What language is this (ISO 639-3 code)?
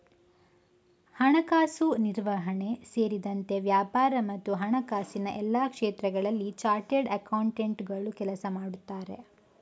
kan